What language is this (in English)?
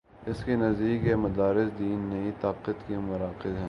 Urdu